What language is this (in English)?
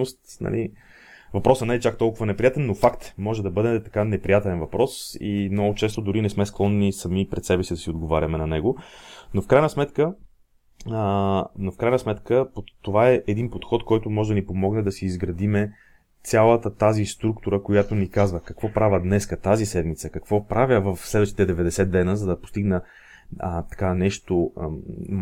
Bulgarian